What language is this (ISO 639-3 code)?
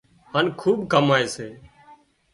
kxp